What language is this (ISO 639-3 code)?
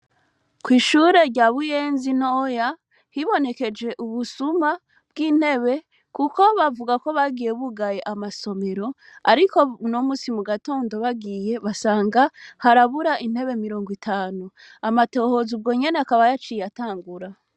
run